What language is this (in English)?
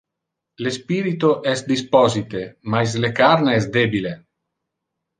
Interlingua